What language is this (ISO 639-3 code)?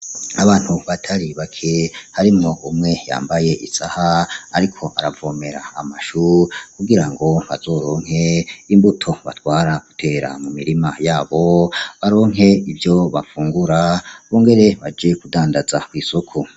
run